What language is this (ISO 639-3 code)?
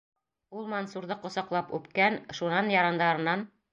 bak